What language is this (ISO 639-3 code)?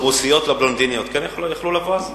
heb